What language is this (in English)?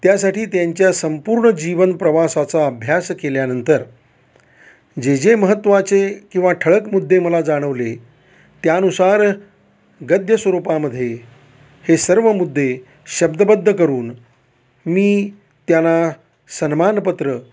Marathi